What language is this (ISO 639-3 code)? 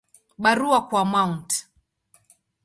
swa